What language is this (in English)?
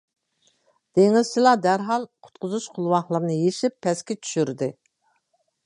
Uyghur